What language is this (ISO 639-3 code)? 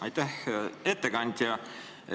est